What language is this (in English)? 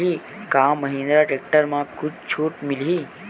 Chhattisgarhi